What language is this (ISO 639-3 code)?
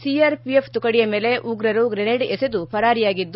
kan